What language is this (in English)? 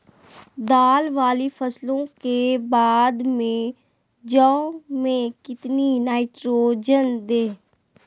Magahi